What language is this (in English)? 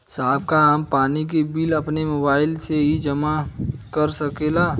Bhojpuri